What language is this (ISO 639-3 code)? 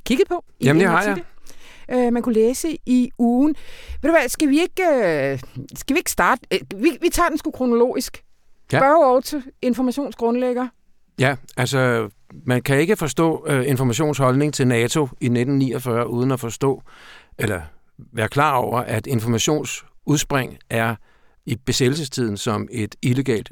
dan